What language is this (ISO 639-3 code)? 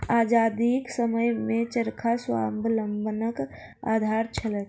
mai